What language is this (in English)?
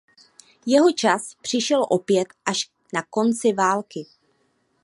Czech